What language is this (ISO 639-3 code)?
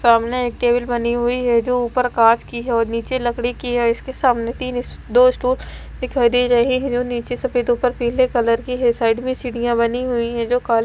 hin